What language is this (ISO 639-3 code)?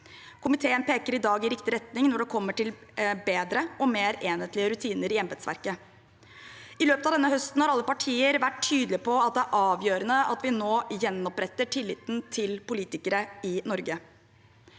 nor